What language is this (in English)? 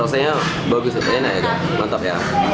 Indonesian